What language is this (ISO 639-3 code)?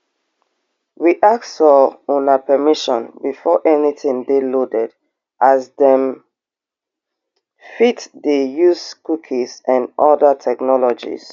pcm